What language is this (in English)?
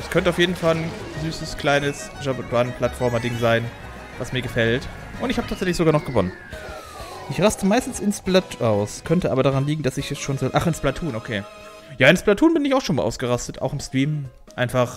German